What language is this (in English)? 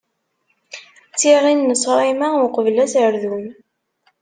Kabyle